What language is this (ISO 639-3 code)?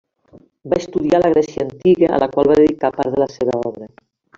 cat